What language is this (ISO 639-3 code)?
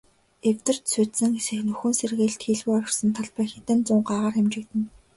mon